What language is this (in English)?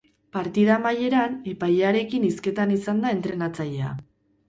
Basque